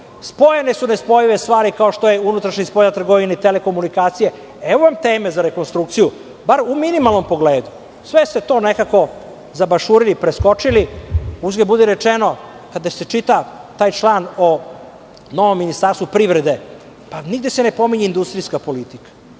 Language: Serbian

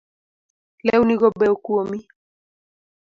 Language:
Luo (Kenya and Tanzania)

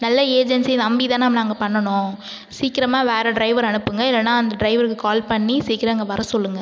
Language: Tamil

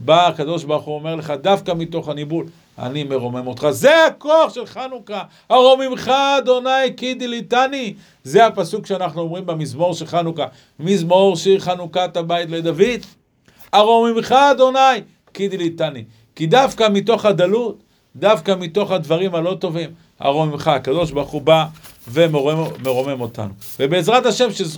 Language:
Hebrew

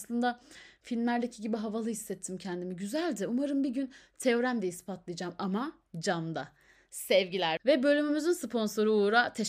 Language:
Turkish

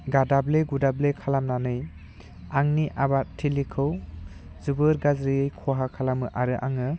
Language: Bodo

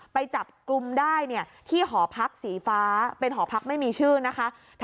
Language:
Thai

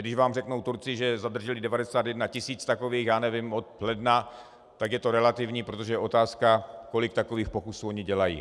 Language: Czech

